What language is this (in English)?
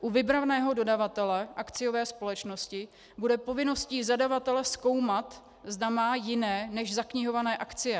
Czech